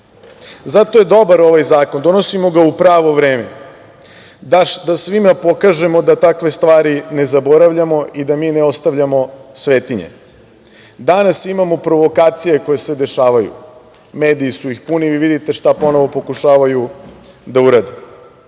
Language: Serbian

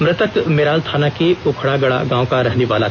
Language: Hindi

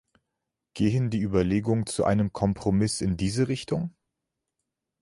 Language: German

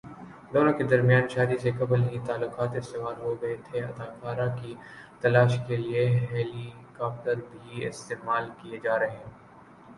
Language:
Urdu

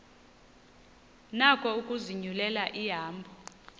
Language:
Xhosa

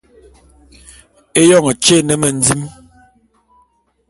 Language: Bulu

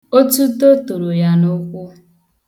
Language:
Igbo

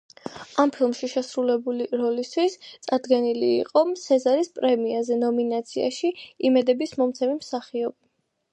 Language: Georgian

